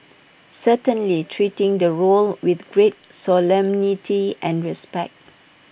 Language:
English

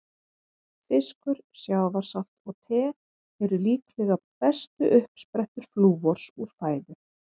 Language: Icelandic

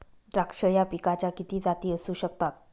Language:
Marathi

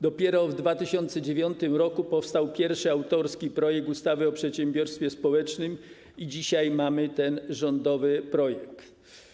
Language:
Polish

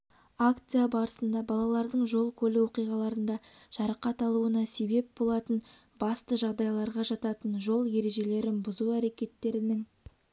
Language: Kazakh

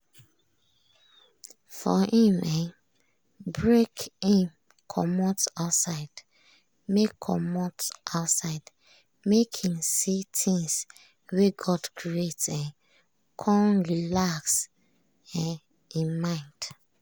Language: Nigerian Pidgin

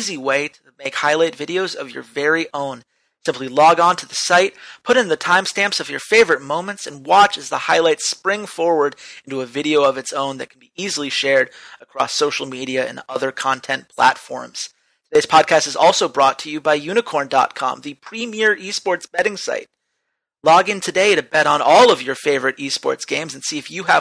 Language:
English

